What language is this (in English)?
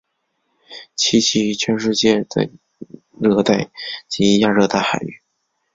Chinese